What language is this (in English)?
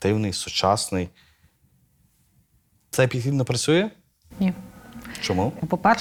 Ukrainian